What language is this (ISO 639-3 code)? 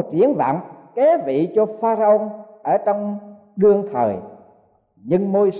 vie